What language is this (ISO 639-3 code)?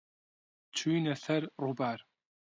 ckb